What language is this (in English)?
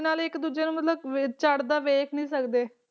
Punjabi